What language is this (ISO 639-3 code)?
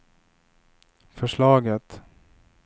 swe